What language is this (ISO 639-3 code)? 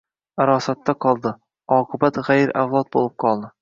uzb